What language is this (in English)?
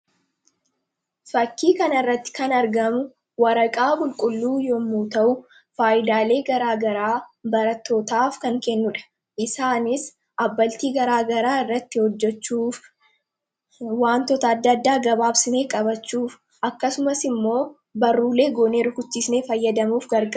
Oromo